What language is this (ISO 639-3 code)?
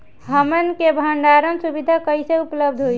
bho